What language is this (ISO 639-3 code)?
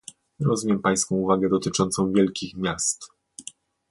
pol